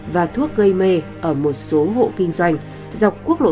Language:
Vietnamese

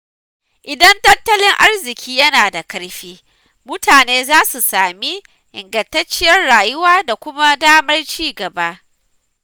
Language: Hausa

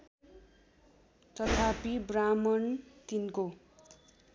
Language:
Nepali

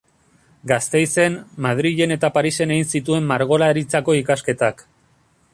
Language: Basque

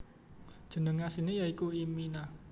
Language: Javanese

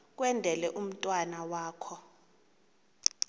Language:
Xhosa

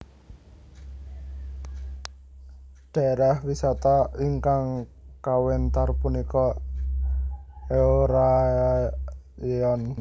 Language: Javanese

